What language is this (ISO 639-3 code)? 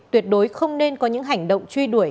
vie